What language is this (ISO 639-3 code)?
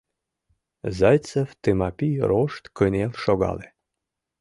chm